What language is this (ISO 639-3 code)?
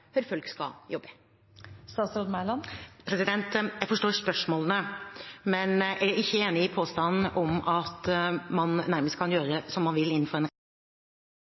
nor